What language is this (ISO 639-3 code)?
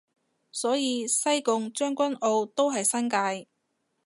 yue